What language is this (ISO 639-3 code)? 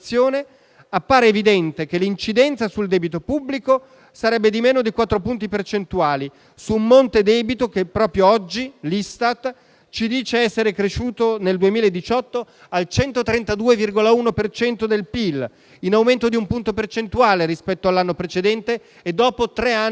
ita